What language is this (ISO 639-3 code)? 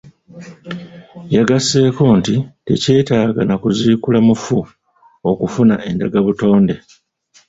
lug